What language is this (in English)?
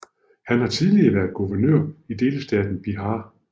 Danish